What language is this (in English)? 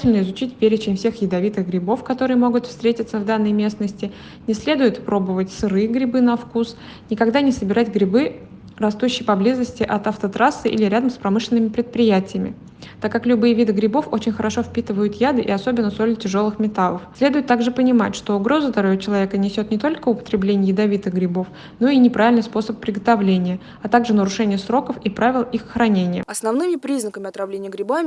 Russian